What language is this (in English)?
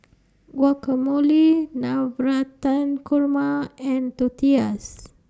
English